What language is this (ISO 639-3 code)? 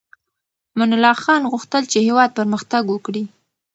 pus